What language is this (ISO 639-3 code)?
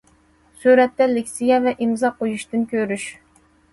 uig